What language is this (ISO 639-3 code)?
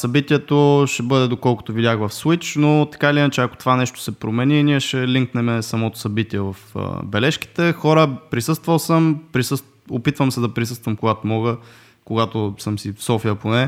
bul